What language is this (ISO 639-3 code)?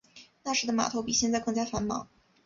zho